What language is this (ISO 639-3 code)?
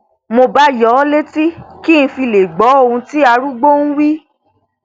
yor